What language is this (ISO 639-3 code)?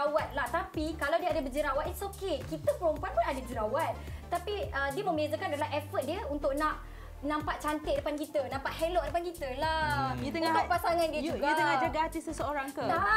msa